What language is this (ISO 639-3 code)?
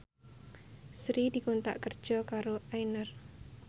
jav